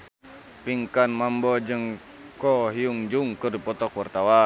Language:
Sundanese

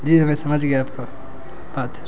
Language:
Urdu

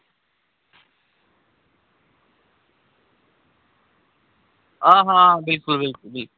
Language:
Dogri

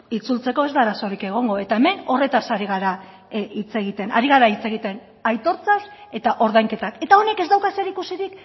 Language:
Basque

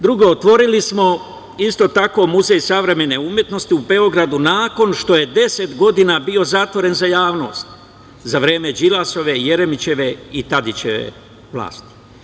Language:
Serbian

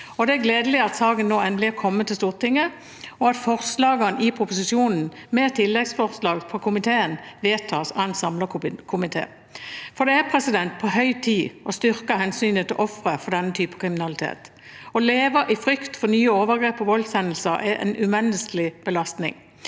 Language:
Norwegian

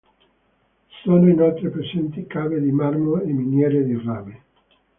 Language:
Italian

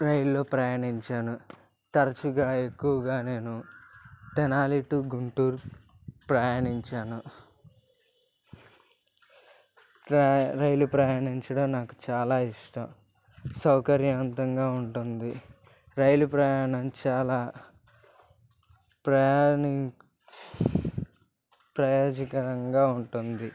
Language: Telugu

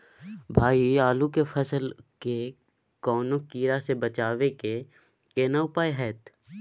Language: Maithili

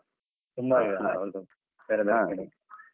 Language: Kannada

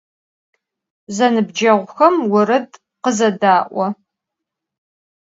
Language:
Adyghe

